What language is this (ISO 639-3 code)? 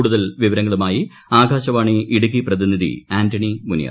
mal